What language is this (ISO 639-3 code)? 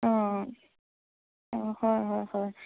asm